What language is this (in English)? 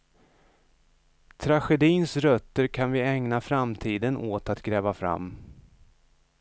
Swedish